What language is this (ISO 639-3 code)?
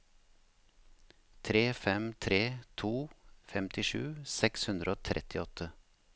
nor